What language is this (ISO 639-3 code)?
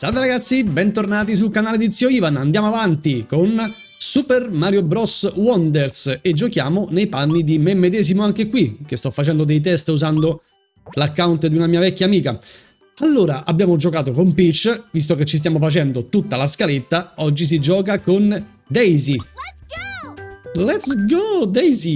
ita